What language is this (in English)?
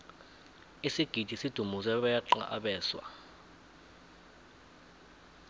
South Ndebele